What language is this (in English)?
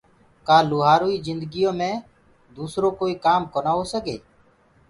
Gurgula